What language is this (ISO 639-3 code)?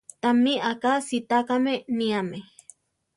tar